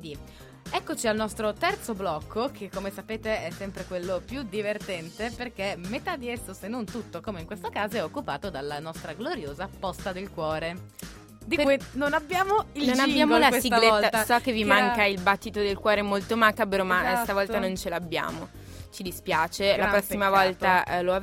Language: Italian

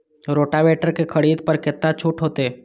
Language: Maithili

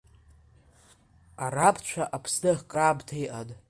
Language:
Abkhazian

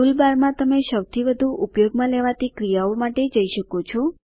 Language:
Gujarati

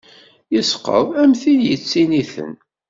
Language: Kabyle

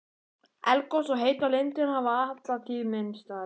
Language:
Icelandic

